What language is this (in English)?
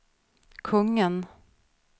Swedish